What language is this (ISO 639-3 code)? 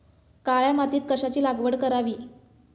mar